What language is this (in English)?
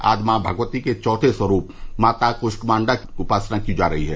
Hindi